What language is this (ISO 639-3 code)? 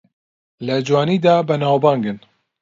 ckb